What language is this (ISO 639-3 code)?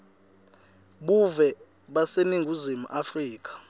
ssw